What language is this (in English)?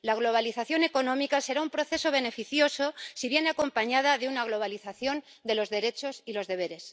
Spanish